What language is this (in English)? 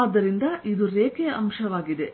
Kannada